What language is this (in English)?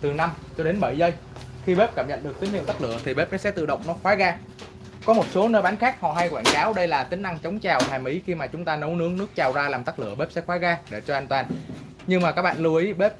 Vietnamese